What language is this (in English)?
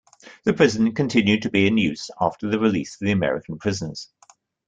English